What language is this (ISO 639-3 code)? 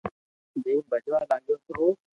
lrk